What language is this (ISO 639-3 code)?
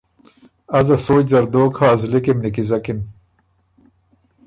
oru